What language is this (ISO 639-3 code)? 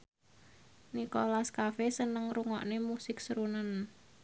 jav